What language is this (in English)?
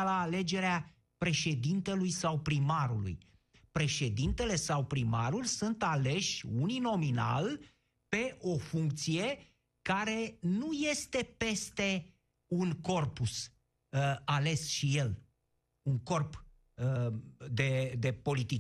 Romanian